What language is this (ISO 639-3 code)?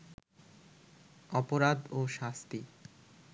ben